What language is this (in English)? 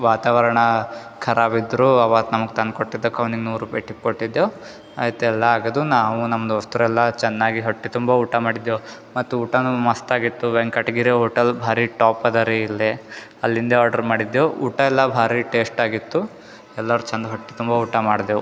Kannada